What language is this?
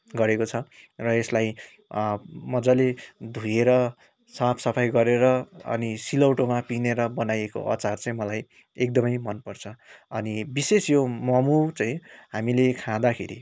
Nepali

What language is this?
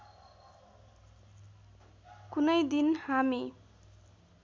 Nepali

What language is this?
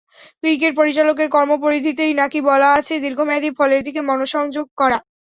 Bangla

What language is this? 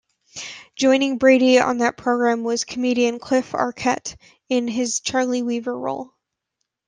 English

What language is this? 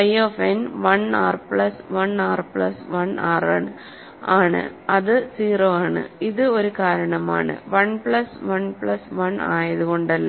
Malayalam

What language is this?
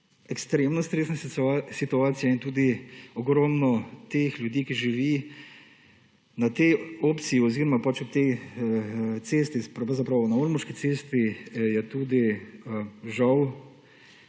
Slovenian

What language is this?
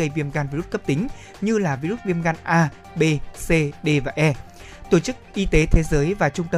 Vietnamese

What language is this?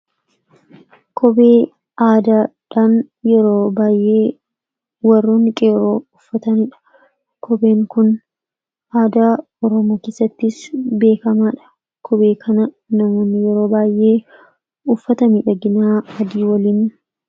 Oromo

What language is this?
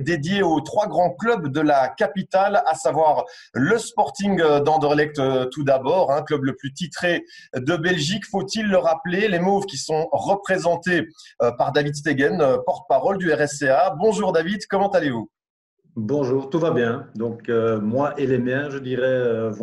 French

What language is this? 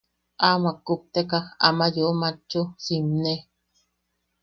Yaqui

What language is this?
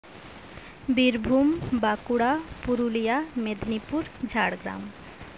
Santali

